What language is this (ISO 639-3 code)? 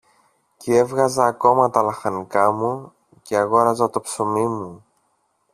ell